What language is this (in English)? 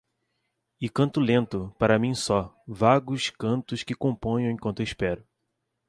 Portuguese